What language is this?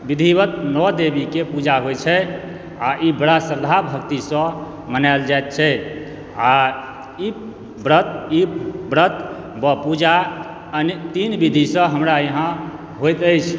Maithili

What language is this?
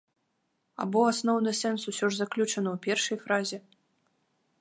Belarusian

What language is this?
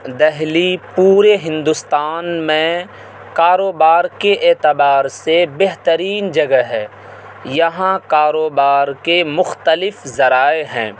Urdu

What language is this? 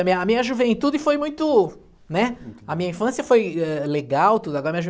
Portuguese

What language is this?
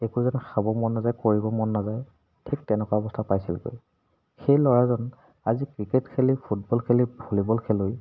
Assamese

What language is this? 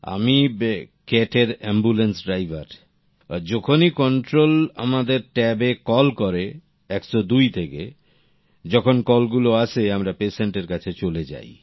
Bangla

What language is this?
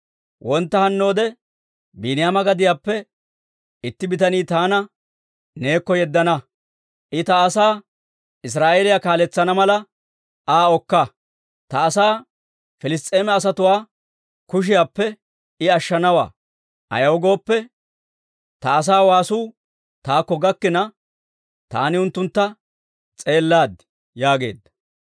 Dawro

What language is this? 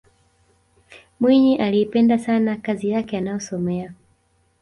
Swahili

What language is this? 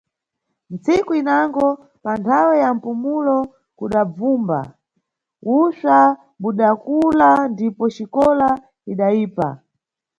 Nyungwe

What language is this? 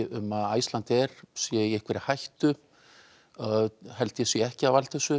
Icelandic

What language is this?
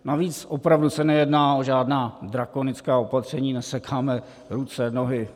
Czech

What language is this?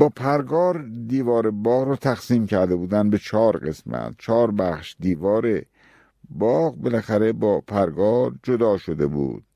Persian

